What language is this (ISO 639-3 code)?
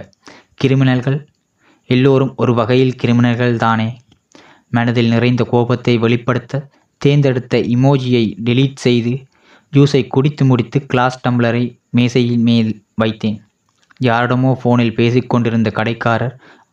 tam